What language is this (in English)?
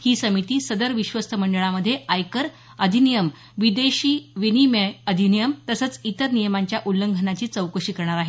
Marathi